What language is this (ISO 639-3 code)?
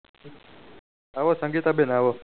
guj